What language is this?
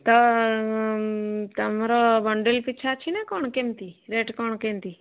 Odia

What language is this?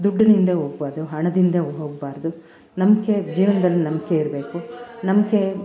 Kannada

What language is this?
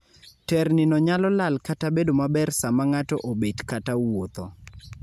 Luo (Kenya and Tanzania)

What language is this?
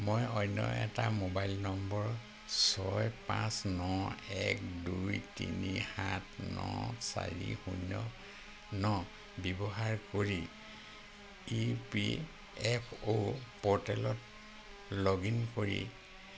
Assamese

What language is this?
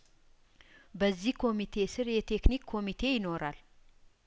Amharic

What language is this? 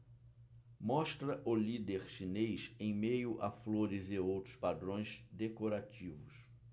Portuguese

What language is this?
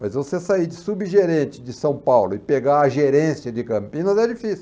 Portuguese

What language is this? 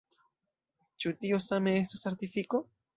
Esperanto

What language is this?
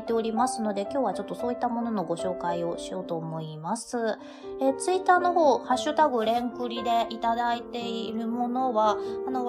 Japanese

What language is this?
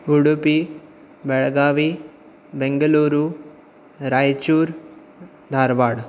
Konkani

